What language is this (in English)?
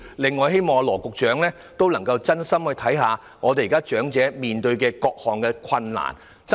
Cantonese